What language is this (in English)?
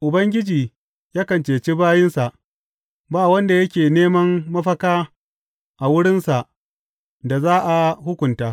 Hausa